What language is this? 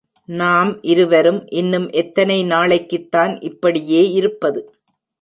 Tamil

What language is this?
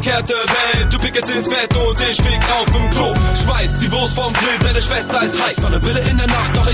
German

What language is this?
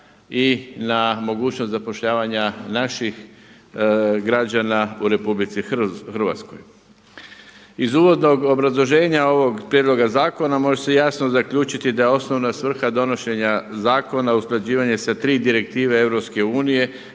Croatian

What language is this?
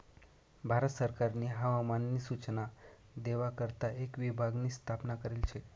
Marathi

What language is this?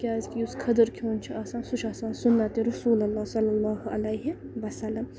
Kashmiri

